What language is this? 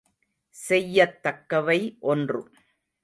Tamil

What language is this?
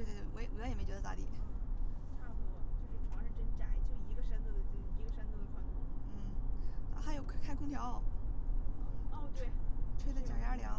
Chinese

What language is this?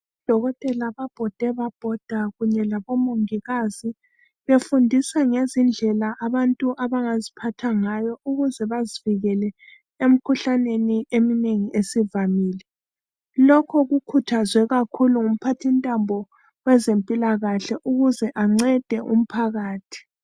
North Ndebele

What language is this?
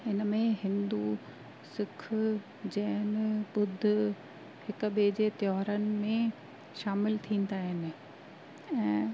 Sindhi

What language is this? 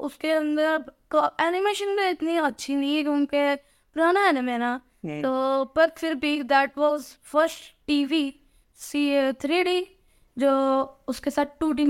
Urdu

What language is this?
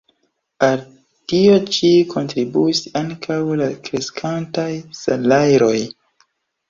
Esperanto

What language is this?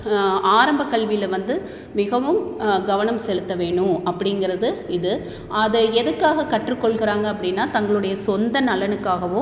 Tamil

